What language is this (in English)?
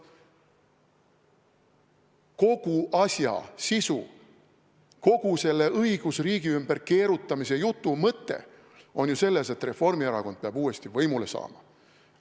Estonian